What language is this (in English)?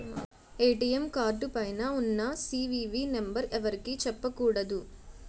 Telugu